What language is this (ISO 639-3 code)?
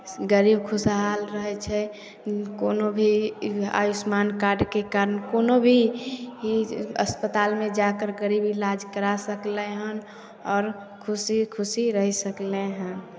mai